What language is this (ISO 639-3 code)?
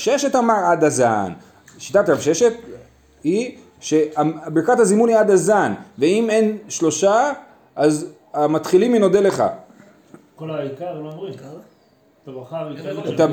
heb